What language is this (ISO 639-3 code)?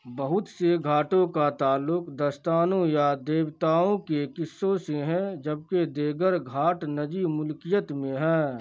urd